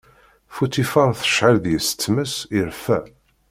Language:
Kabyle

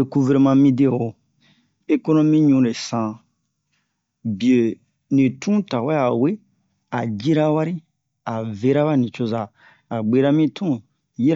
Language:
Bomu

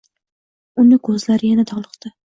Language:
Uzbek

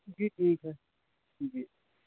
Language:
Urdu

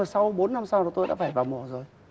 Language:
Vietnamese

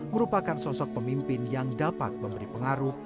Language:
Indonesian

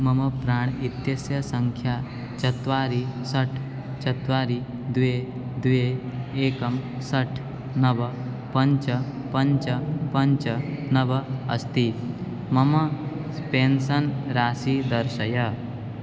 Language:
Sanskrit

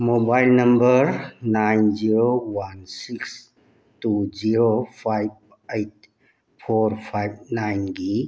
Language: Manipuri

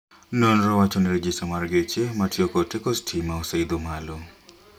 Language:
Luo (Kenya and Tanzania)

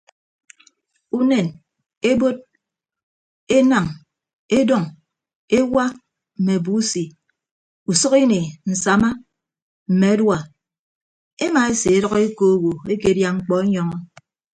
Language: Ibibio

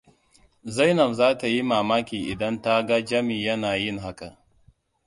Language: Hausa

